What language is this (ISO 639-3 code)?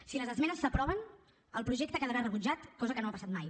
cat